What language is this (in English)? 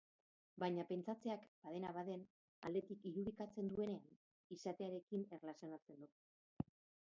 Basque